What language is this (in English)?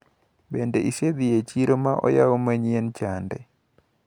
Luo (Kenya and Tanzania)